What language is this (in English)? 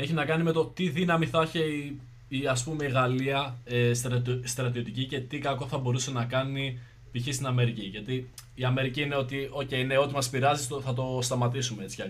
Greek